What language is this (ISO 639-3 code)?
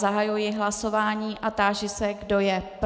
ces